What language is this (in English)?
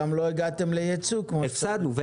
Hebrew